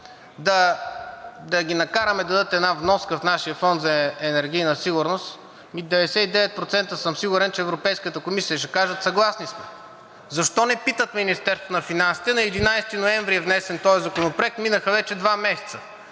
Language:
Bulgarian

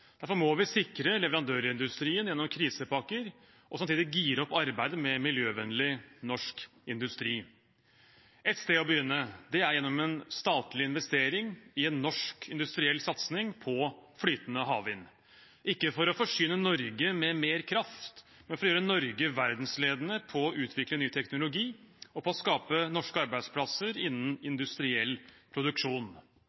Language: Norwegian Bokmål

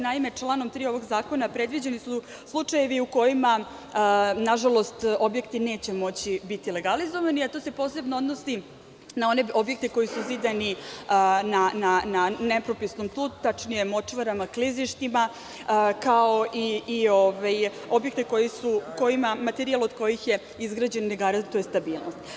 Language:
Serbian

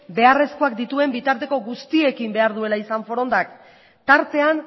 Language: Basque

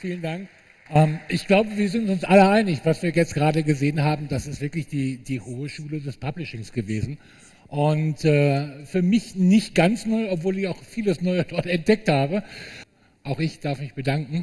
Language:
German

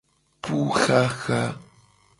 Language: Gen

